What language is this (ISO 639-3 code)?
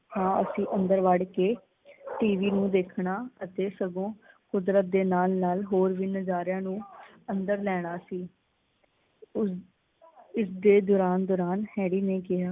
pan